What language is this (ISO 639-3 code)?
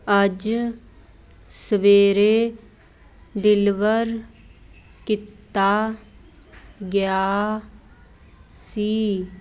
pan